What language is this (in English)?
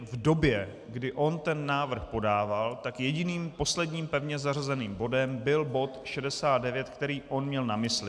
Czech